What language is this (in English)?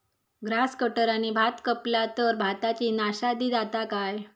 Marathi